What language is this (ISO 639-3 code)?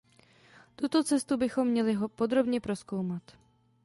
ces